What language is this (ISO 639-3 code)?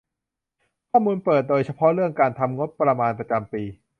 tha